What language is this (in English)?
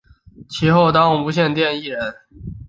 Chinese